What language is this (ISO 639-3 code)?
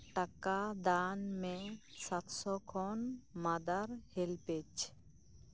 sat